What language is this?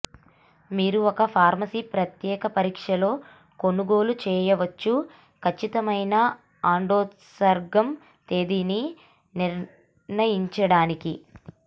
Telugu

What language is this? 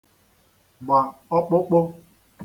Igbo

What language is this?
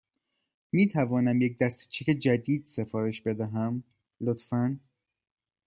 Persian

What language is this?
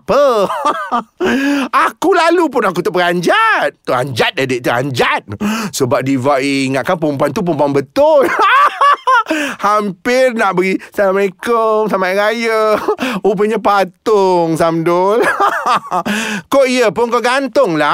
Malay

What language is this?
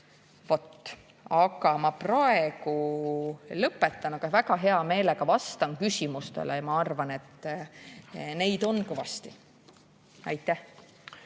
Estonian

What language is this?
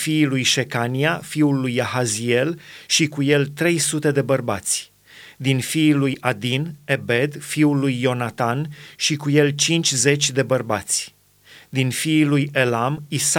Romanian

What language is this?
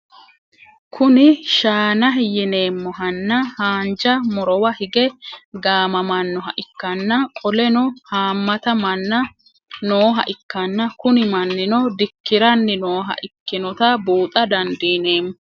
Sidamo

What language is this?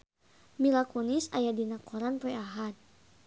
Sundanese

